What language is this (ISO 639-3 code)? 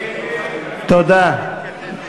heb